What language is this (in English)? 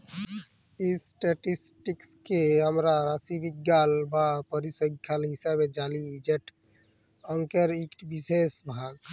Bangla